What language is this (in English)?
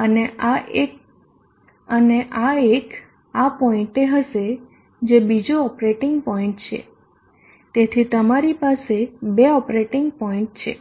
Gujarati